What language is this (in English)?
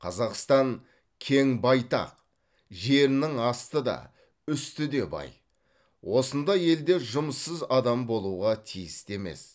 Kazakh